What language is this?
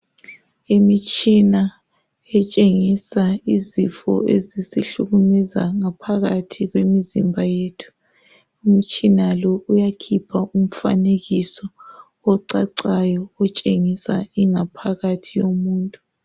North Ndebele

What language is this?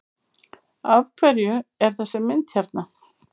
Icelandic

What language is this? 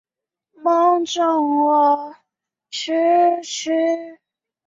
Chinese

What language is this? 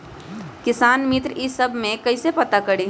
Magahi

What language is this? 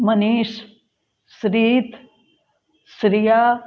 Hindi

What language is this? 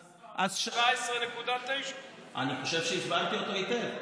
Hebrew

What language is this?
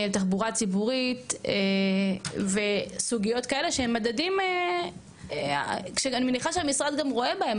Hebrew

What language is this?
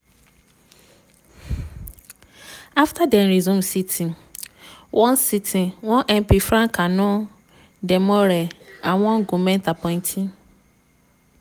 Nigerian Pidgin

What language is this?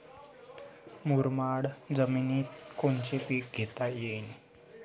Marathi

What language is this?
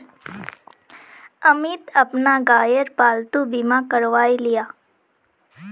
Magahi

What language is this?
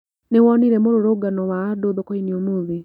Kikuyu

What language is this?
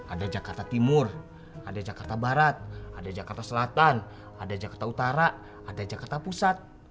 Indonesian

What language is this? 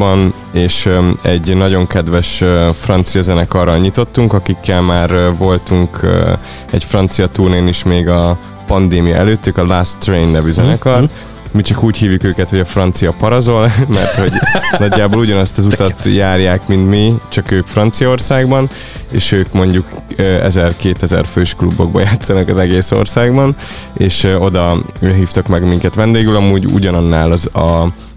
Hungarian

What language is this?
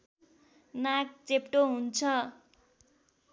Nepali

